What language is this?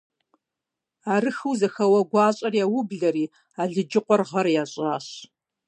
Kabardian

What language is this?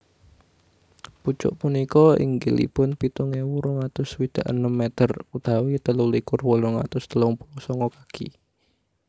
Javanese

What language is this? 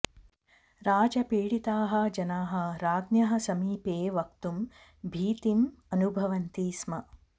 Sanskrit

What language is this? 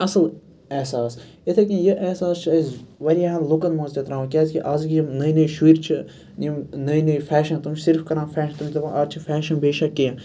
Kashmiri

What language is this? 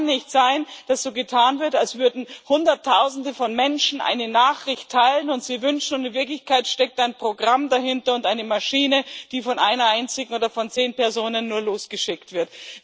German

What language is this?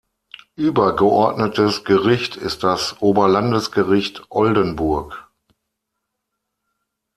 German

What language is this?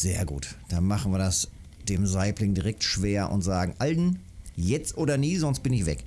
German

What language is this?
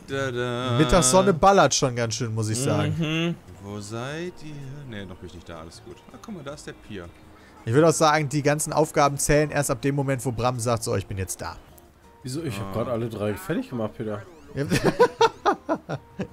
German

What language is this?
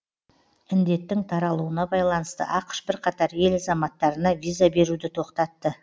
Kazakh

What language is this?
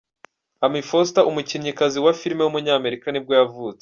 Kinyarwanda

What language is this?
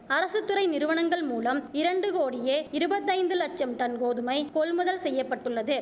Tamil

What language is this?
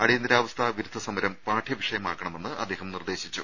Malayalam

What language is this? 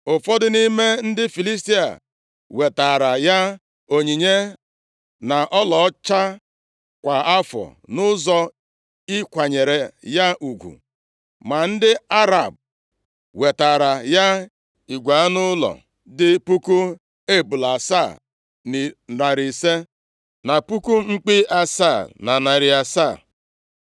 Igbo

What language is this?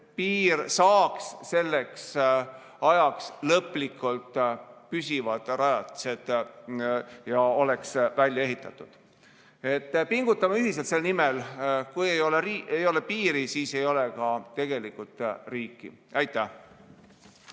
Estonian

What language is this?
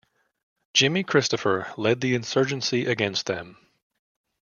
English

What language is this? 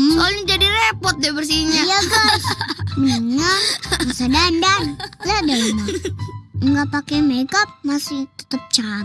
Indonesian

